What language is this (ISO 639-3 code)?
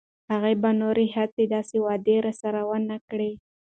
pus